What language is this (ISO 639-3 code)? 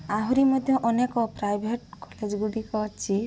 ori